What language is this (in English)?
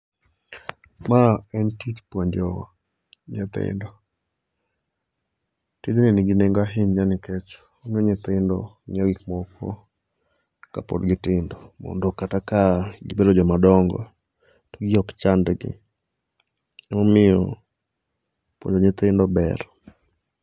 Luo (Kenya and Tanzania)